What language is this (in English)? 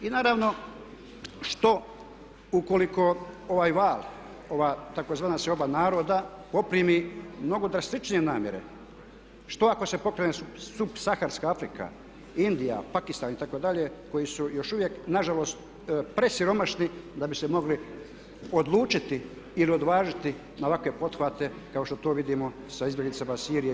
Croatian